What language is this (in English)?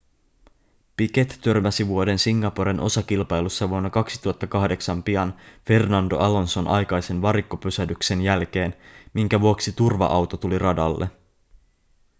Finnish